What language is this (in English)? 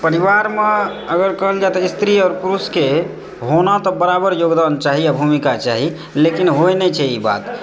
Maithili